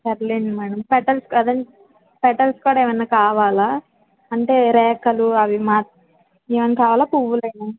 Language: Telugu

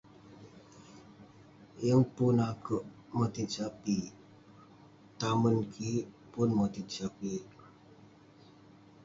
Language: Western Penan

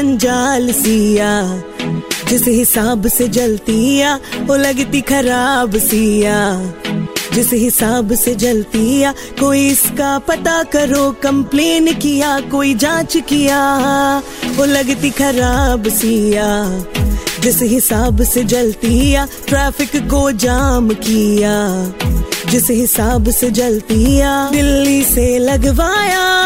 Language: Hindi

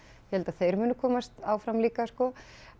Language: Icelandic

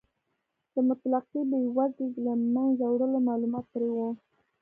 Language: Pashto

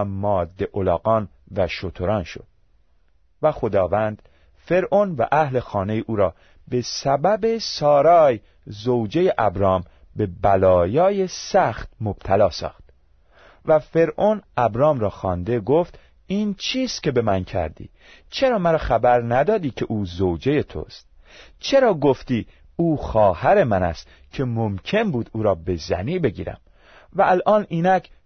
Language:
Persian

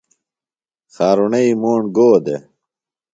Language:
Phalura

